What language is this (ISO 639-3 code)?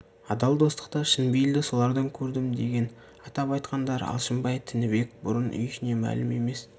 kaz